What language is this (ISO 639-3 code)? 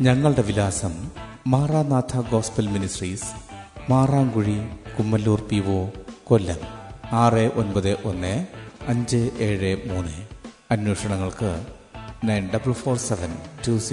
mal